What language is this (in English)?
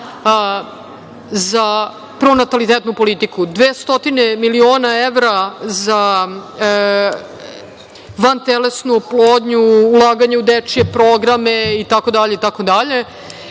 Serbian